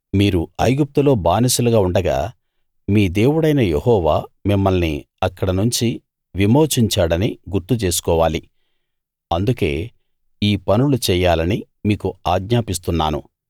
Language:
Telugu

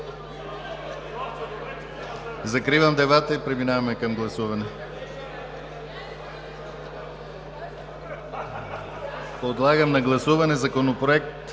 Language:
Bulgarian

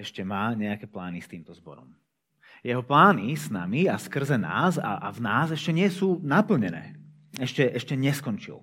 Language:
Slovak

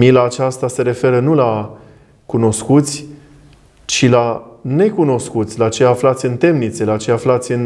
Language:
Romanian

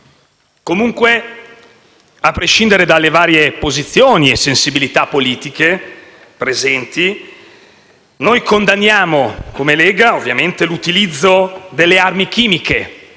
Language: Italian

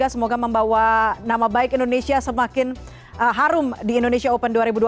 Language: Indonesian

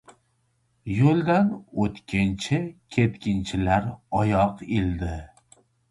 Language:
Uzbek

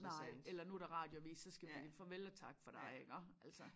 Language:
Danish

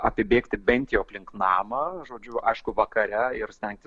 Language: Lithuanian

